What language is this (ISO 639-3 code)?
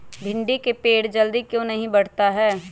mag